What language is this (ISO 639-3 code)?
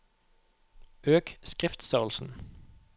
nor